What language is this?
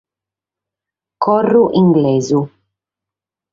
Sardinian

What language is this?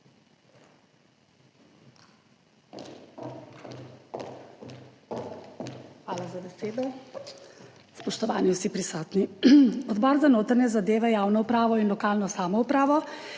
Slovenian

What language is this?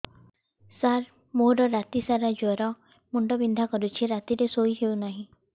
Odia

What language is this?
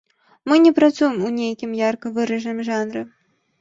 Belarusian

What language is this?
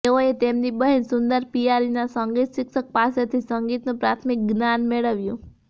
Gujarati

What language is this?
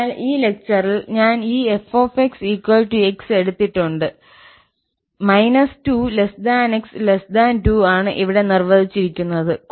Malayalam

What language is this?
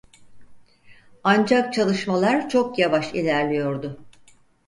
Turkish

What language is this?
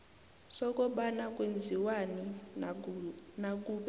South Ndebele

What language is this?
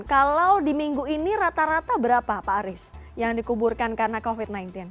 Indonesian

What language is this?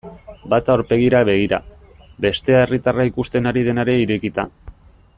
Basque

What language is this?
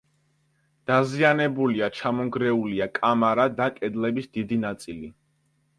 Georgian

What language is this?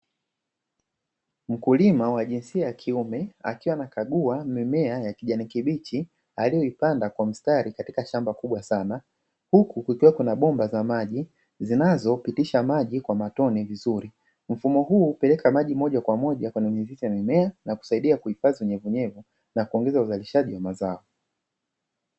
Swahili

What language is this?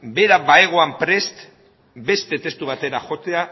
Basque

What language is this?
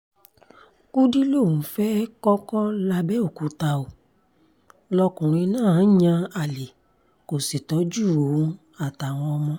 Yoruba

